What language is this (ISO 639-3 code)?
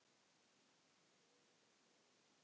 isl